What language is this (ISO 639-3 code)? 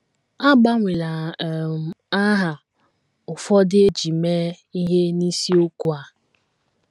ibo